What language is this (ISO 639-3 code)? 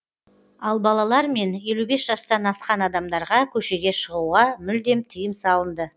kaz